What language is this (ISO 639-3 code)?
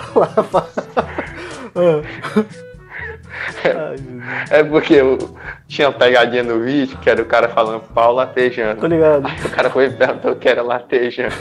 por